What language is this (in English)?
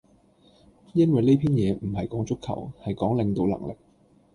Cantonese